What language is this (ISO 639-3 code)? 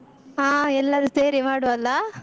kan